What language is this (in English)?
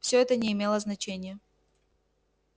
Russian